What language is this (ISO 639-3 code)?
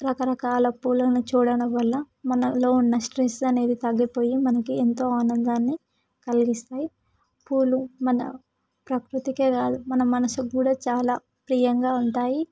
tel